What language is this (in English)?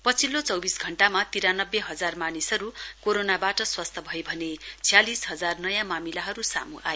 Nepali